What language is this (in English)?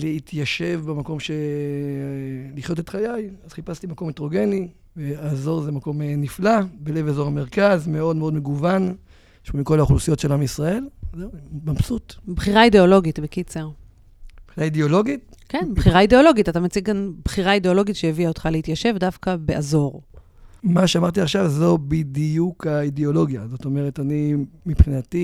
Hebrew